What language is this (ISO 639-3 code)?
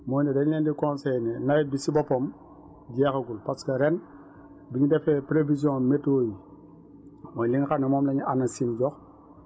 wol